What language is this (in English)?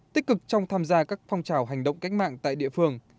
Vietnamese